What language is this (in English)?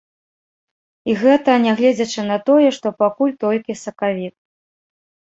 Belarusian